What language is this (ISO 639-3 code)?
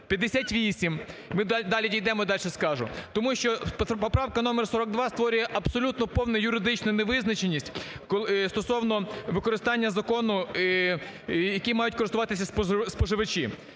ukr